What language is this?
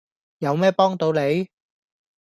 Cantonese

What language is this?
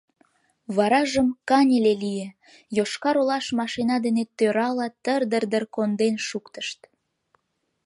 Mari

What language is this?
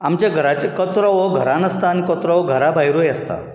Konkani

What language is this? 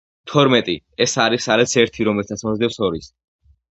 Georgian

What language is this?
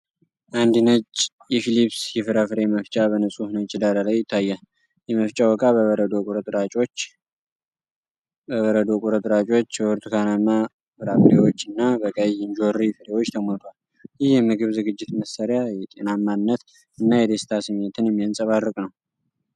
Amharic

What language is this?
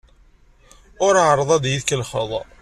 Kabyle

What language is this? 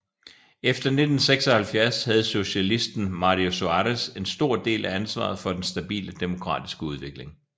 Danish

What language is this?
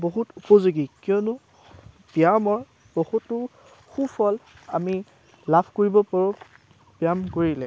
Assamese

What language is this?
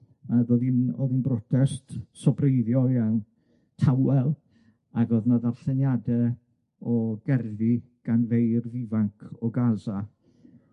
Welsh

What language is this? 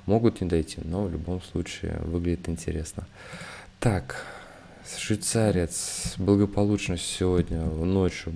Russian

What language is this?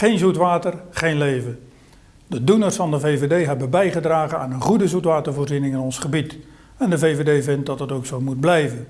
Dutch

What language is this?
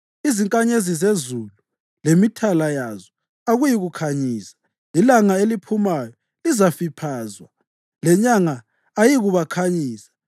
North Ndebele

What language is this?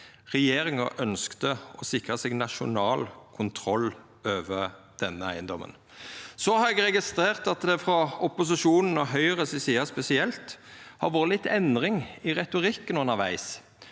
Norwegian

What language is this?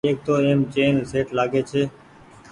Goaria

